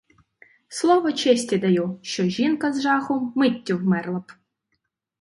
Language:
Ukrainian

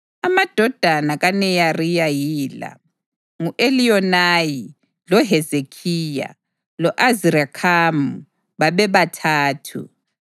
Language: North Ndebele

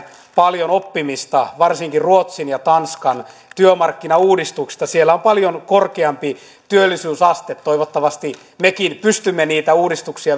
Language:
Finnish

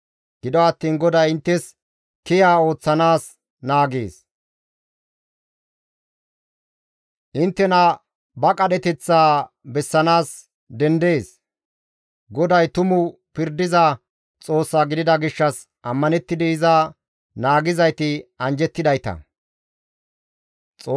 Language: Gamo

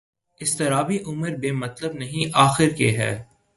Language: Urdu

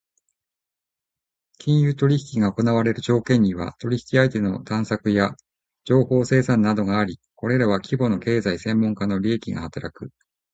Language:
Japanese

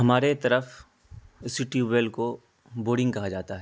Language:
Urdu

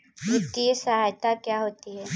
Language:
Hindi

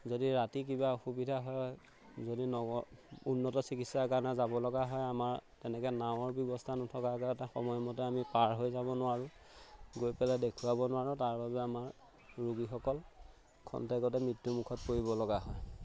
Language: Assamese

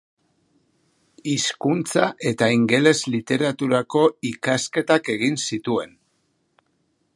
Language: Basque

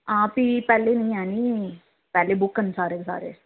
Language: Dogri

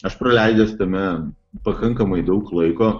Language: Lithuanian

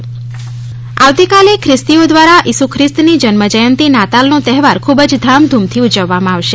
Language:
Gujarati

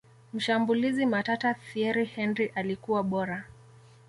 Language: Swahili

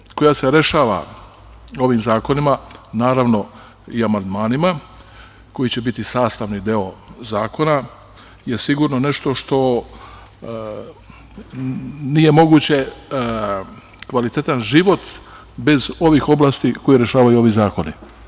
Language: Serbian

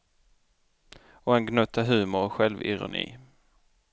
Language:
Swedish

